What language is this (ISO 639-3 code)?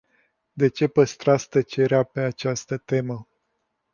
ron